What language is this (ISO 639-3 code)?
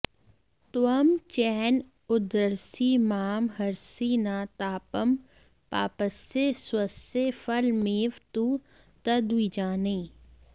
san